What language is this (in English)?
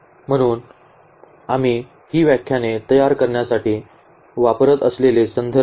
Marathi